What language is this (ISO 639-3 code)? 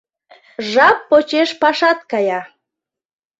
chm